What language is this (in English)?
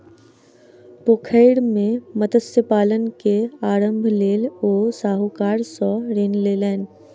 Maithili